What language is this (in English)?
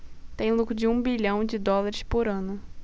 Portuguese